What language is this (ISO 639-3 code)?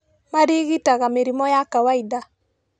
kik